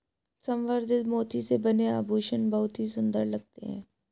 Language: Hindi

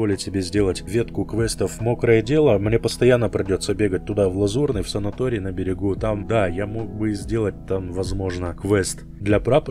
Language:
Russian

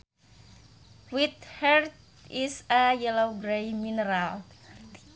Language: Sundanese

